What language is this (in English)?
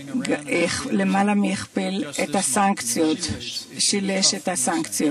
Hebrew